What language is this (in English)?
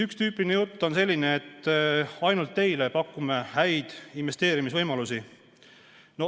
Estonian